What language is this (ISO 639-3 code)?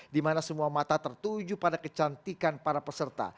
ind